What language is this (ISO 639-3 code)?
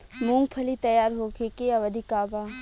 bho